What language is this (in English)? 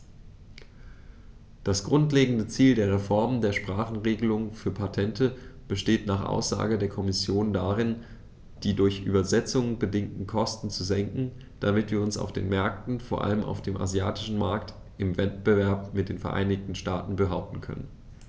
German